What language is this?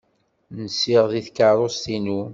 Kabyle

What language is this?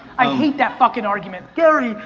English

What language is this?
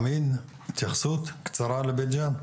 Hebrew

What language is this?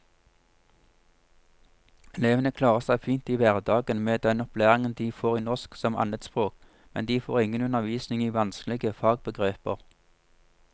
Norwegian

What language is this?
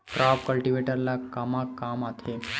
Chhattisgarhi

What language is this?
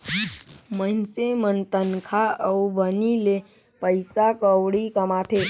Chhattisgarhi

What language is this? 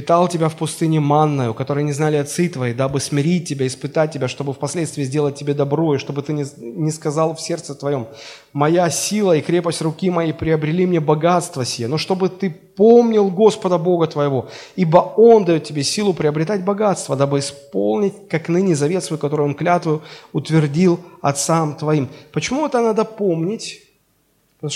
Russian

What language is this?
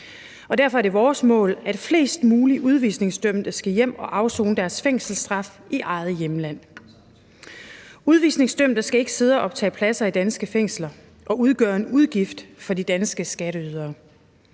Danish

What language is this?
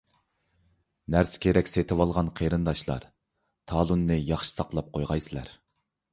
Uyghur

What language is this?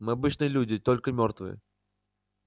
Russian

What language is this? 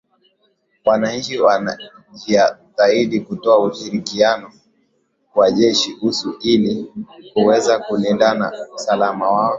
Swahili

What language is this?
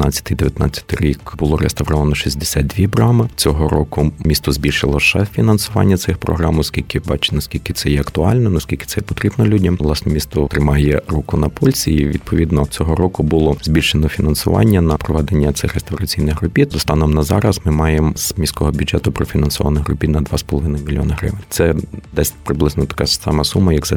Ukrainian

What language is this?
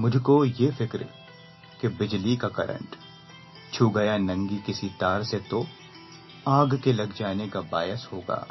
Hindi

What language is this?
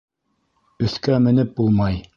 Bashkir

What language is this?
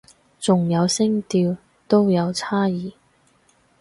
Cantonese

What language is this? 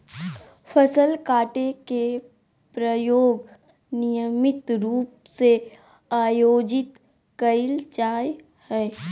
Magahi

